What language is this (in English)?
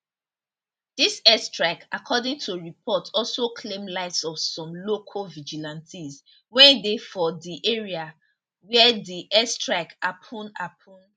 Nigerian Pidgin